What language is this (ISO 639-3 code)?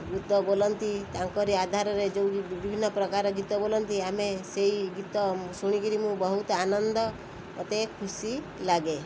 ori